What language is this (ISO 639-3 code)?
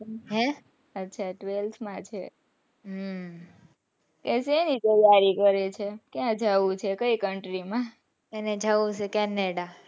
guj